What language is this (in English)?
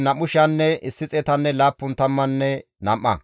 Gamo